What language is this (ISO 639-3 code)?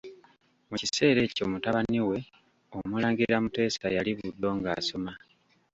lug